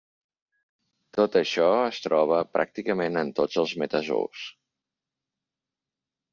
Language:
Catalan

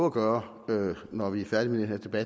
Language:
Danish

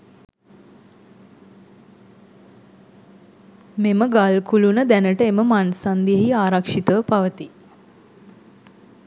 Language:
Sinhala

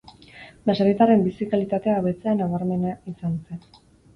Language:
Basque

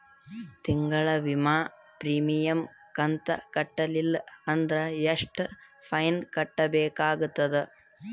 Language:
Kannada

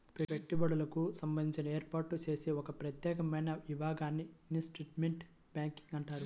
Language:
Telugu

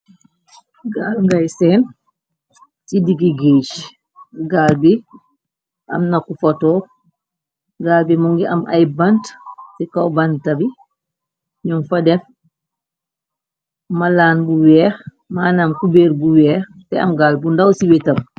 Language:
Wolof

